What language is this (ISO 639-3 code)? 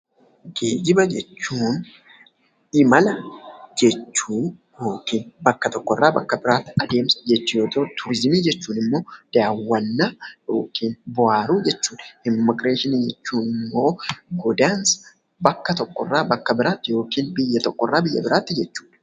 orm